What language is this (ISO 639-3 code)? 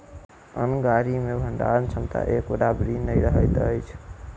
mai